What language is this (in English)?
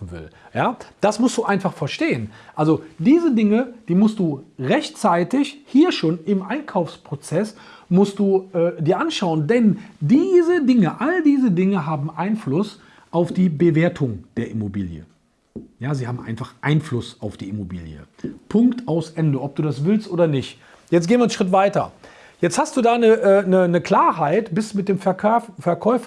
German